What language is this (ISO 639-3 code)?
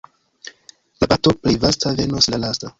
epo